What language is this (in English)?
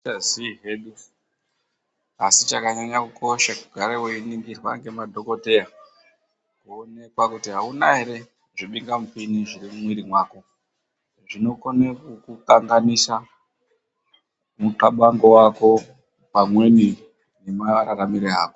Ndau